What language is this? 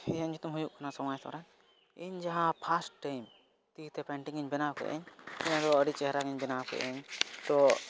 Santali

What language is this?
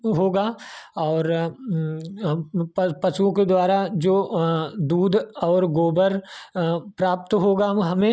Hindi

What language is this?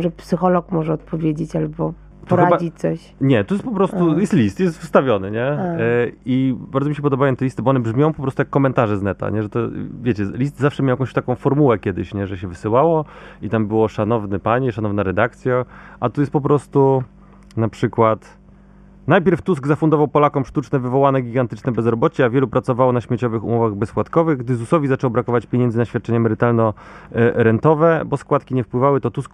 Polish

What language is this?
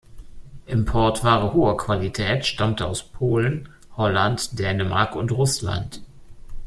German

